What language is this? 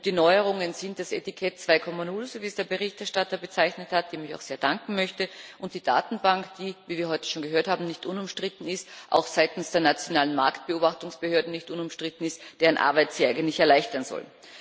German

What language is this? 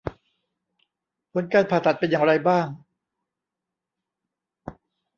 Thai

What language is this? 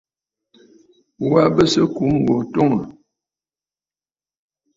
Bafut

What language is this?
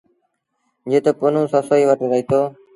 Sindhi Bhil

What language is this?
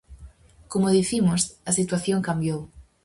Galician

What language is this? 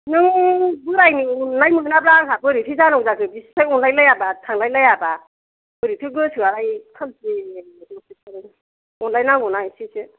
Bodo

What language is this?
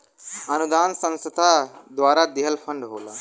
Bhojpuri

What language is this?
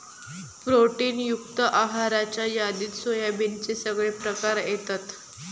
Marathi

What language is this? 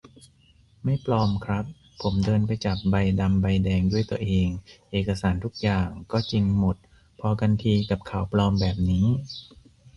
Thai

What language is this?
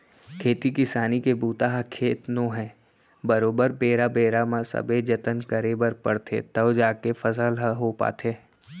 Chhattisgarhi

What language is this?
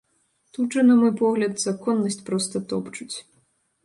Belarusian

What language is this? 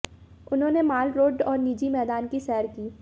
Hindi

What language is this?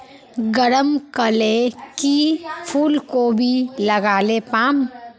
Magahi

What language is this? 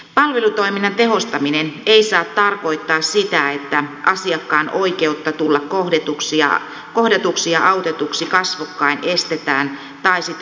Finnish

